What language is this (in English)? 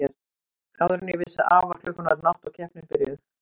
Icelandic